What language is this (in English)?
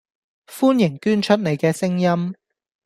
Cantonese